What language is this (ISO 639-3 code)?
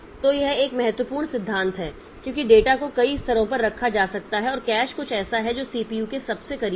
hin